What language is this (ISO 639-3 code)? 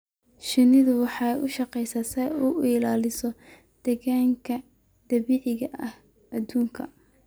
som